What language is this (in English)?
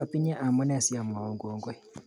Kalenjin